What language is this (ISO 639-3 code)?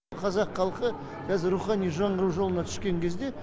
kaz